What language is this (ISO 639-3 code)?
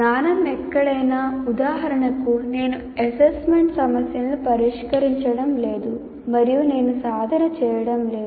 tel